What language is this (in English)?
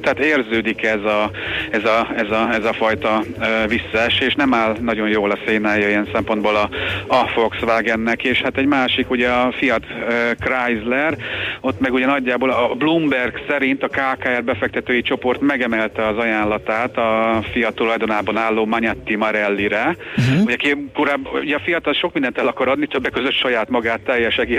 Hungarian